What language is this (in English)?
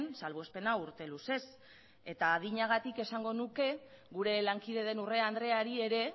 Basque